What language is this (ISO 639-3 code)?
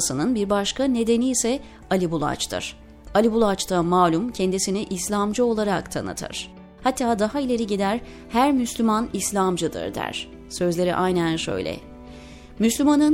tur